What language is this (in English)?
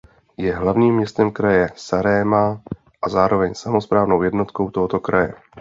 Czech